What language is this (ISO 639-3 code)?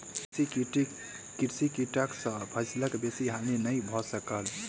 mai